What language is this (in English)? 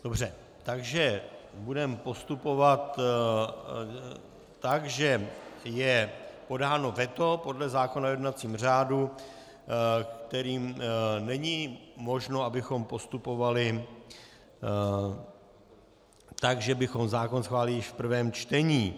Czech